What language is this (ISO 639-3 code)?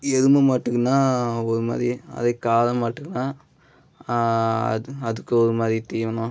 tam